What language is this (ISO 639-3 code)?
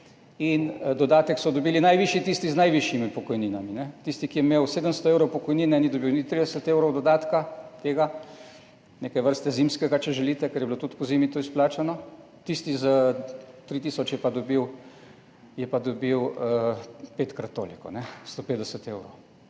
slv